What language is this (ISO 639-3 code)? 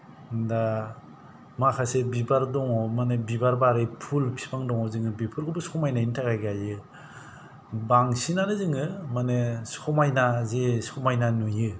brx